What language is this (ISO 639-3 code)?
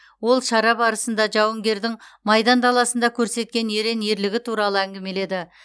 kaz